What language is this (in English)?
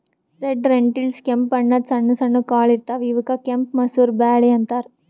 Kannada